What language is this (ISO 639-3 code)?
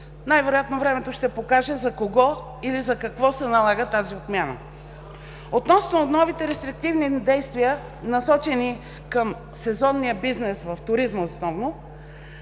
bul